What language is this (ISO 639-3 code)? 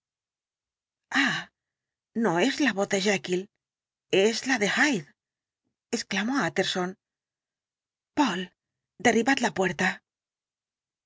spa